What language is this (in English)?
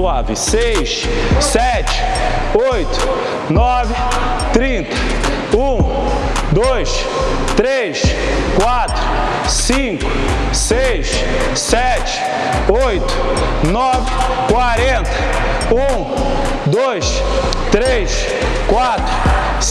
Portuguese